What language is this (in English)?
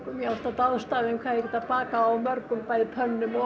Icelandic